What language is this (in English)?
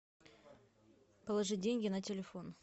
Russian